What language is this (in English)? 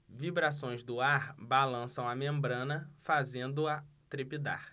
Portuguese